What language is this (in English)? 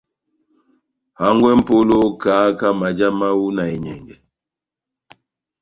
Batanga